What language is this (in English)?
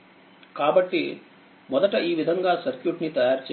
Telugu